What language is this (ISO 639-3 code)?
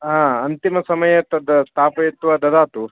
san